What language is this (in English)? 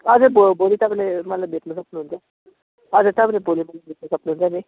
Nepali